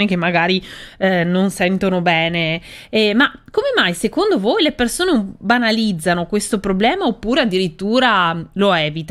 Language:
Italian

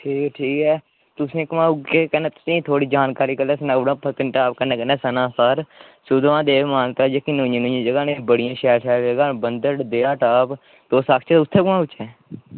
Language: Dogri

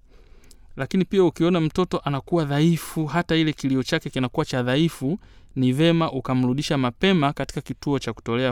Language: Swahili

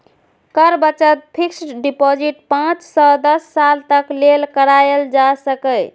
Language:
Maithili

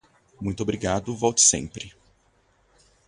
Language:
Portuguese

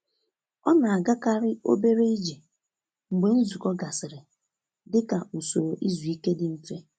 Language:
Igbo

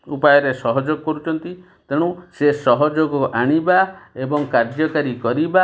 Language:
Odia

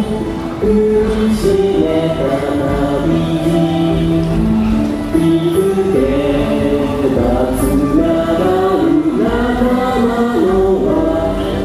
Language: Romanian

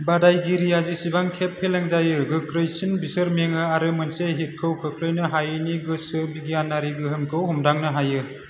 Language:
Bodo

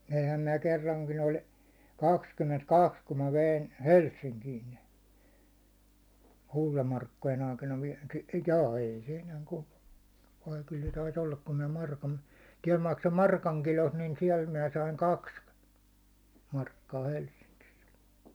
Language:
Finnish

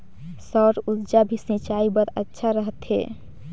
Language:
Chhattisgarhi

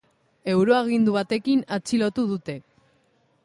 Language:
Basque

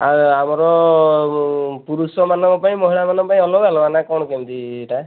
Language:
Odia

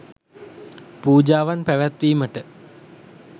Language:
Sinhala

